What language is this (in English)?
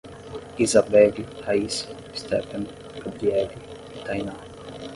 Portuguese